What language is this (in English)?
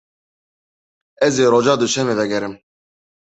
Kurdish